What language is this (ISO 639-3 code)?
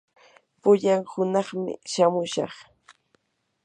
qur